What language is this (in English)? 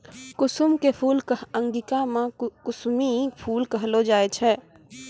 Maithili